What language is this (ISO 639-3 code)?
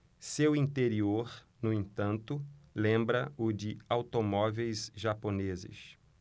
por